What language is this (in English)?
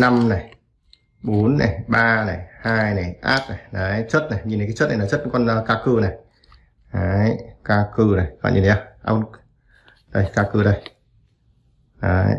Vietnamese